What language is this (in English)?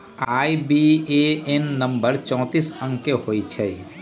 Magahi